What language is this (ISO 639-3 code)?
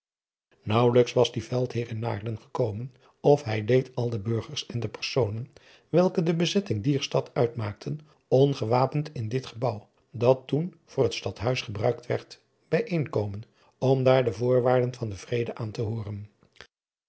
nld